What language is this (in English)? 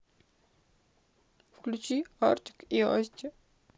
Russian